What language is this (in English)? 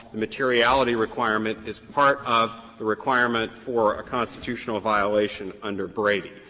English